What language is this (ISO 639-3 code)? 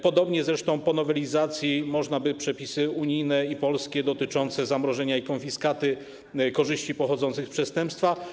pol